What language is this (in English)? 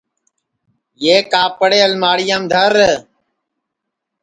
Sansi